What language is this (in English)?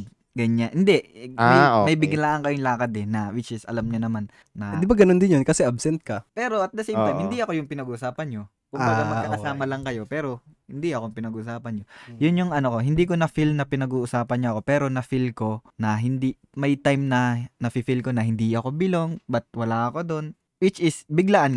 Filipino